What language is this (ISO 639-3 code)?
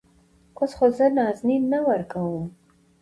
pus